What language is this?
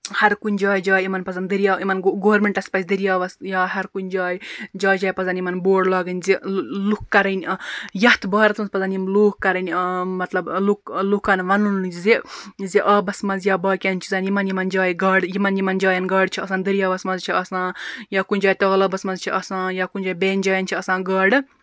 Kashmiri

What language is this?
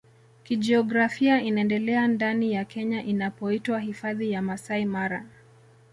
Swahili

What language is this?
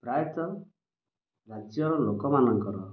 Odia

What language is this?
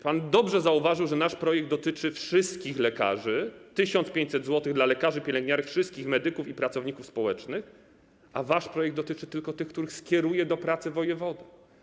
Polish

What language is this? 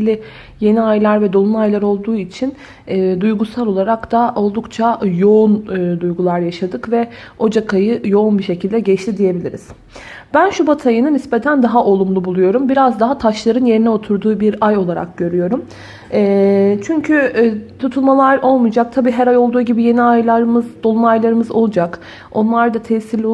Turkish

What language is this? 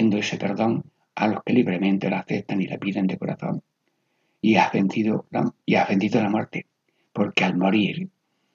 Spanish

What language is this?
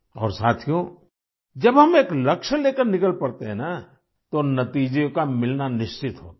Hindi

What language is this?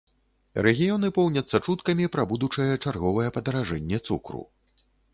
Belarusian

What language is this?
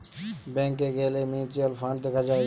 Bangla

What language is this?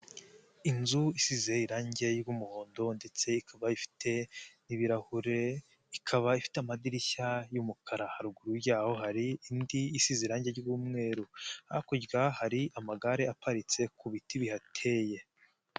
Kinyarwanda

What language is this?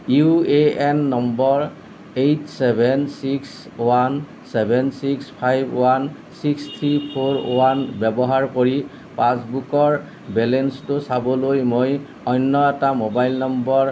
Assamese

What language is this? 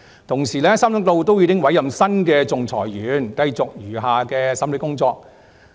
Cantonese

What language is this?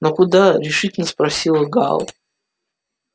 Russian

